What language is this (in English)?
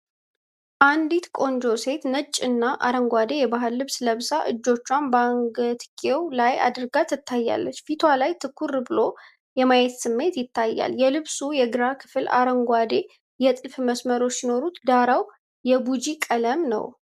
Amharic